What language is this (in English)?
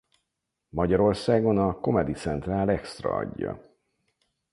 Hungarian